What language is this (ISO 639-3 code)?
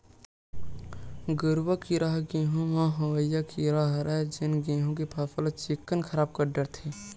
hne